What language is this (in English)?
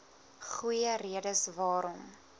Afrikaans